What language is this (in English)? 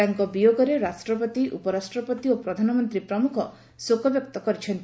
Odia